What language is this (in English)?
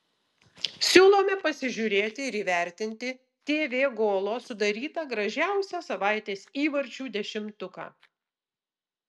Lithuanian